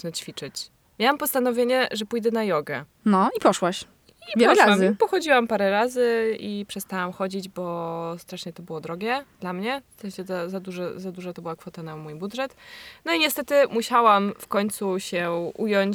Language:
Polish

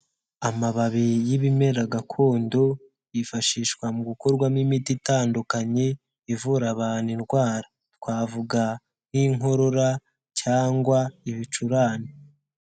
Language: Kinyarwanda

